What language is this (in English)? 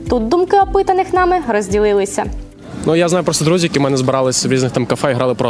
Ukrainian